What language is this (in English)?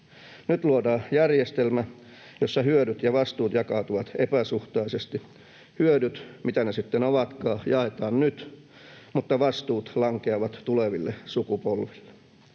Finnish